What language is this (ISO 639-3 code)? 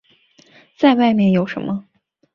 zho